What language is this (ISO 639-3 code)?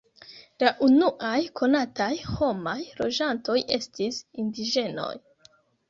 epo